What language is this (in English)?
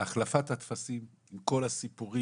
Hebrew